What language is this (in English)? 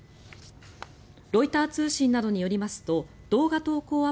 Japanese